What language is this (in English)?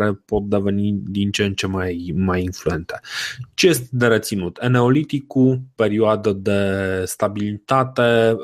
Romanian